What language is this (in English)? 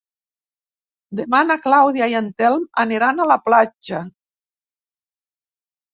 Catalan